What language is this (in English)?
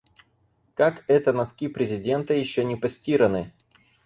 Russian